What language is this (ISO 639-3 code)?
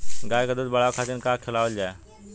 bho